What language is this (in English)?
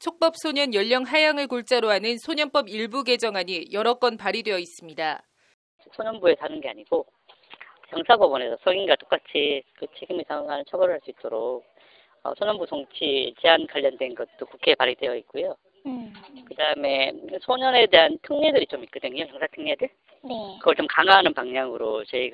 Korean